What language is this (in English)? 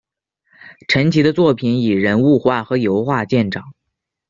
Chinese